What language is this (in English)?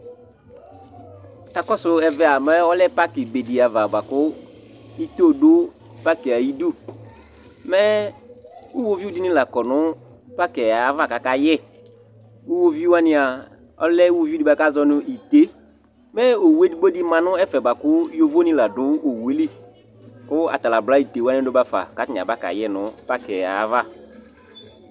Ikposo